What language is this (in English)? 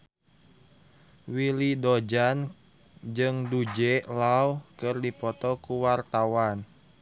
Sundanese